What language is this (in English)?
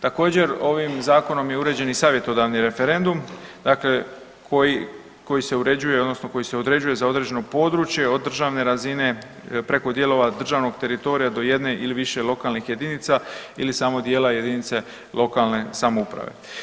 Croatian